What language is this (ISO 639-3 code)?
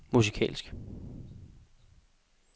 dan